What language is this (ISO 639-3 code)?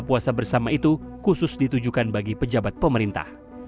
ind